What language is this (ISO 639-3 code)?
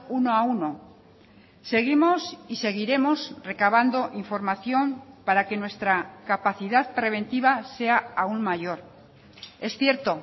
spa